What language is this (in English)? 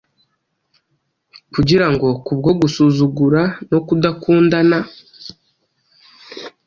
Kinyarwanda